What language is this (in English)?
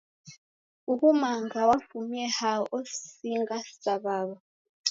Taita